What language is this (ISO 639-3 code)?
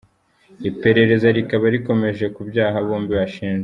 kin